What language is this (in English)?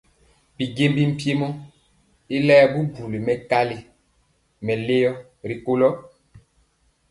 Mpiemo